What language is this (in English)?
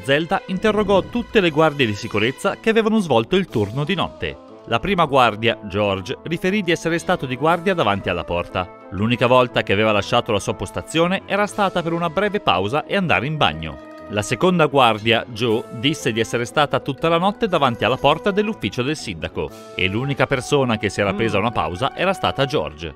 Italian